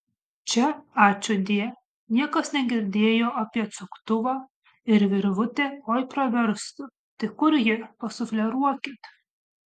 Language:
Lithuanian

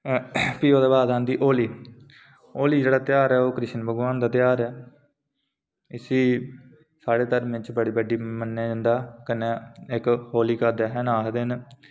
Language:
Dogri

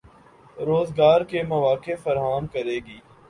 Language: Urdu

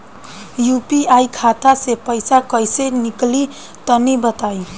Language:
Bhojpuri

